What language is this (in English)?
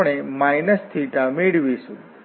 Gujarati